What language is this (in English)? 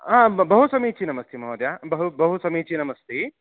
Sanskrit